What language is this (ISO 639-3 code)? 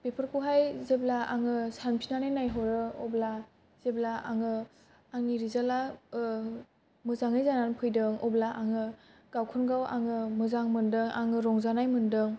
brx